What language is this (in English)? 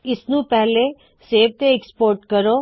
Punjabi